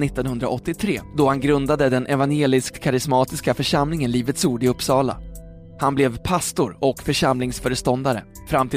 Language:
Swedish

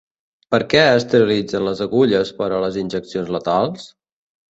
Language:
Catalan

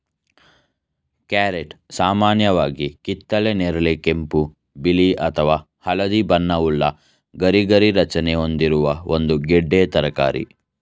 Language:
Kannada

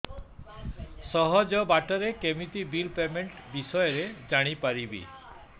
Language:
Odia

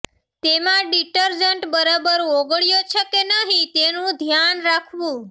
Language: Gujarati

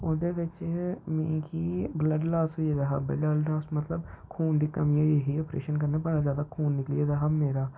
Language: Dogri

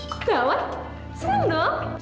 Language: Indonesian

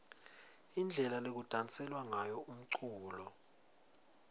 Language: Swati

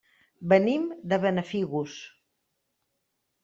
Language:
Catalan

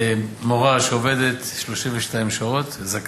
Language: Hebrew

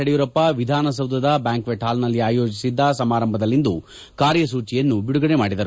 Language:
Kannada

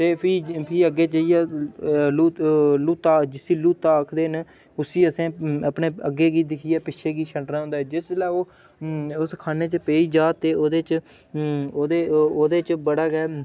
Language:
Dogri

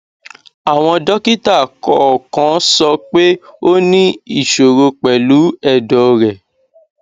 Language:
Yoruba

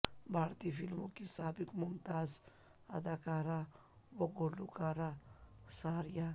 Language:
Urdu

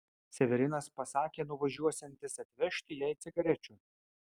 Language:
Lithuanian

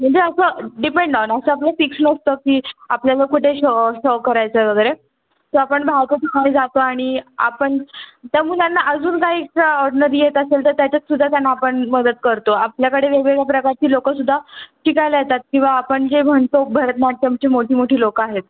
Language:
Marathi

